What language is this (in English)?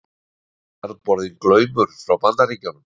Icelandic